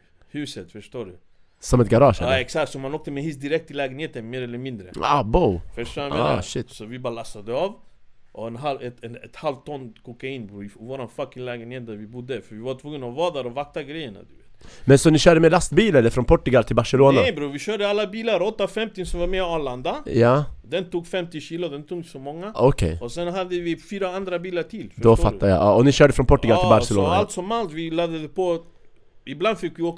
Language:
Swedish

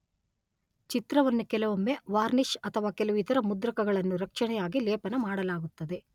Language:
Kannada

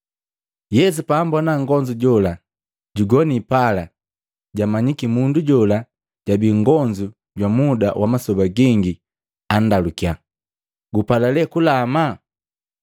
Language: Matengo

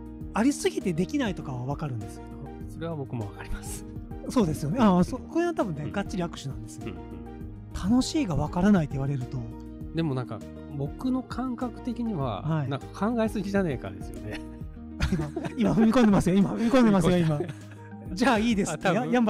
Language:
Japanese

